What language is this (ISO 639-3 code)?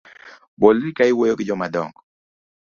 luo